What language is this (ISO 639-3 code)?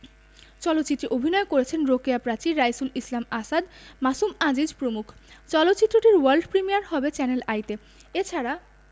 ben